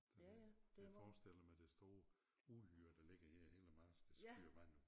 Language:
Danish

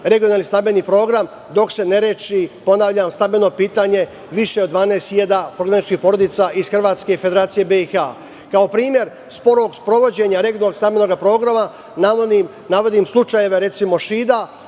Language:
Serbian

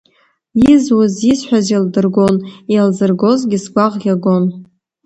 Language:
Abkhazian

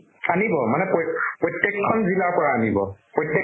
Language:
Assamese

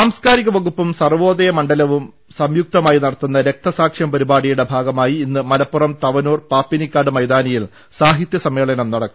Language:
Malayalam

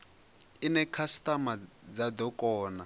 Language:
Venda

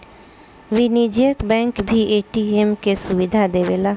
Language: Bhojpuri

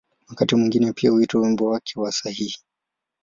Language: Swahili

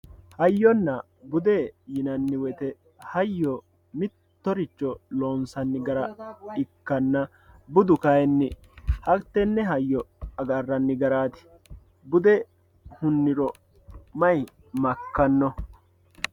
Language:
Sidamo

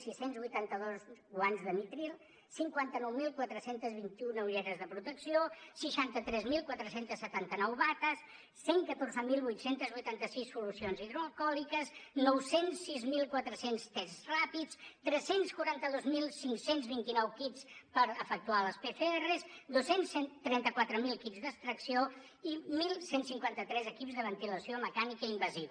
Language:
Catalan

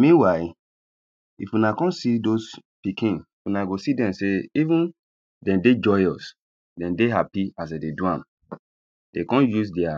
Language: Nigerian Pidgin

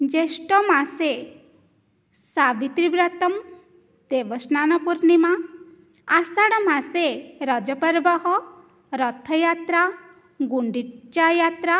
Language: Sanskrit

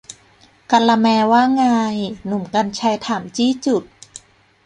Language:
Thai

